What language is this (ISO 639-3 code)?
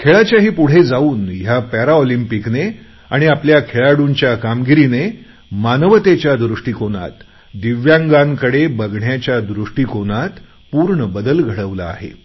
mar